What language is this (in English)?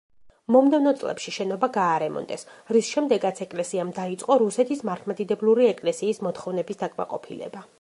Georgian